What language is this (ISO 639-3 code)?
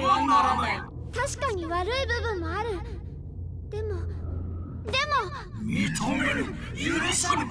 jpn